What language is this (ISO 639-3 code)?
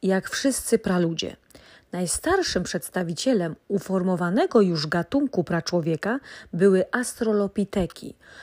pol